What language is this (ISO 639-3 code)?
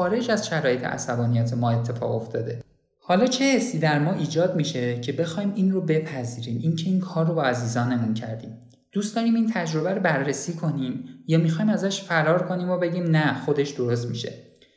fas